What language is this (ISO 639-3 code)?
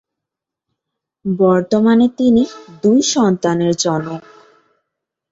ben